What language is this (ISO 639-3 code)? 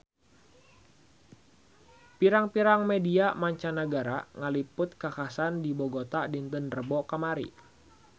sun